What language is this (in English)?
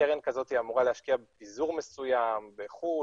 Hebrew